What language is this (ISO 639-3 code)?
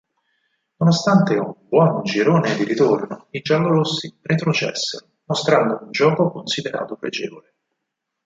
ita